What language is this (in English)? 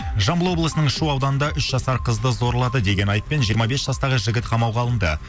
Kazakh